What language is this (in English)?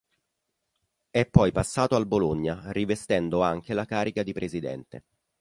Italian